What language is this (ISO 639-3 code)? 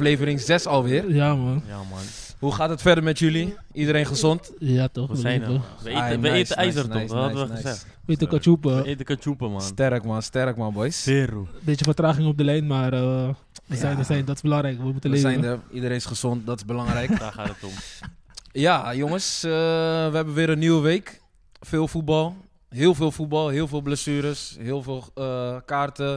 nld